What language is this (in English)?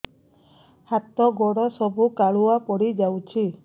Odia